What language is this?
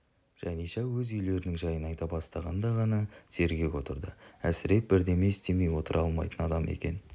Kazakh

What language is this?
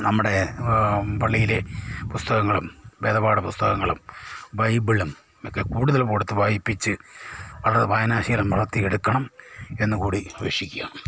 Malayalam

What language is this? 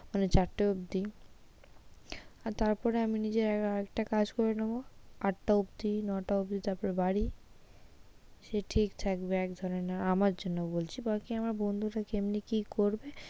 Bangla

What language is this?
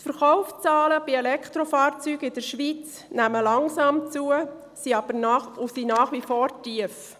Swiss German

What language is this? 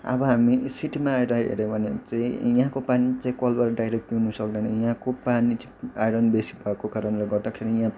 Nepali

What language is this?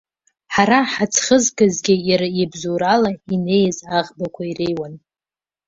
Abkhazian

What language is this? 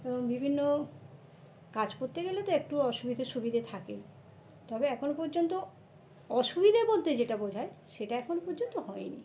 Bangla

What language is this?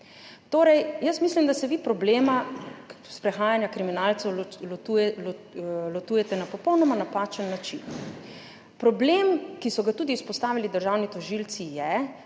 Slovenian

